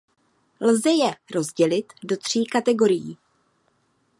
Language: Czech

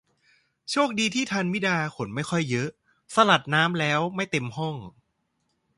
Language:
Thai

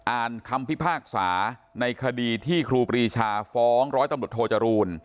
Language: Thai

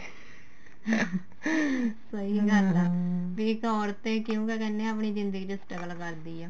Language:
Punjabi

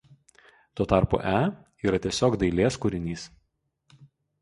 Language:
Lithuanian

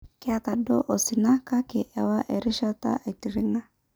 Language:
Masai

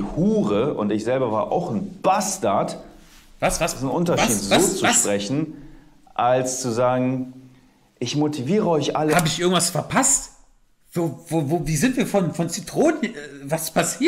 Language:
German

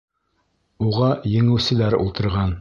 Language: Bashkir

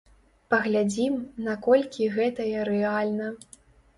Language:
Belarusian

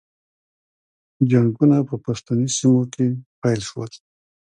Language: Pashto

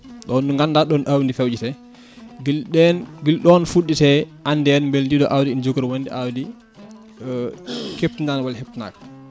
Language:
Fula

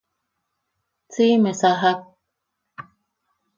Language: Yaqui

